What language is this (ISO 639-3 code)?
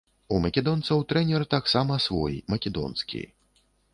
bel